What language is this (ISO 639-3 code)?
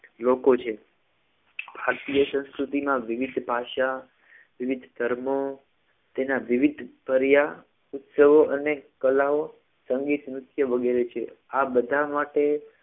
guj